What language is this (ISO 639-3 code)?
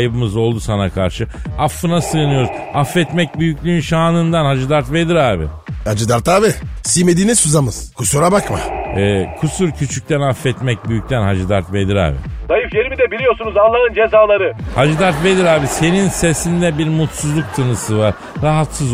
tur